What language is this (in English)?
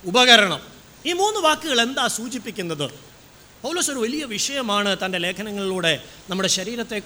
Malayalam